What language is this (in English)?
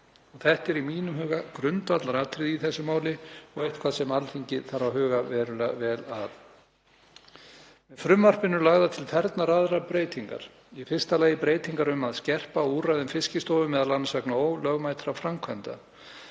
Icelandic